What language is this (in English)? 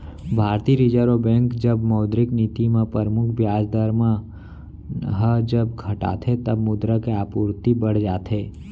Chhattisgarhi